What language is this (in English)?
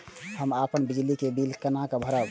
Maithili